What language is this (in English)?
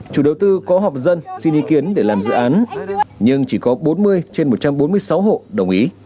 Vietnamese